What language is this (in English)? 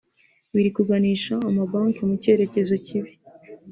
Kinyarwanda